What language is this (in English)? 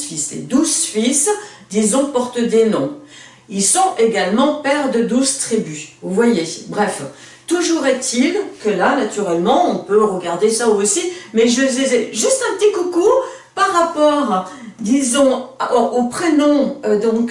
French